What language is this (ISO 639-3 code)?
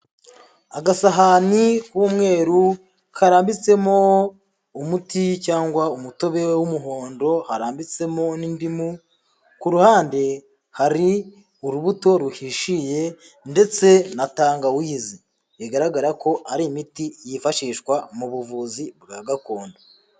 kin